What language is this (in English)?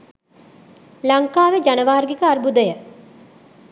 Sinhala